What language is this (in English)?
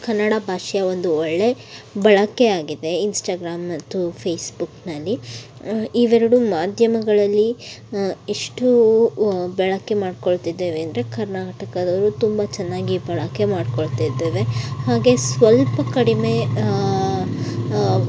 Kannada